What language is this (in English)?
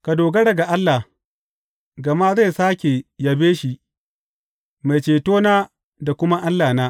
Hausa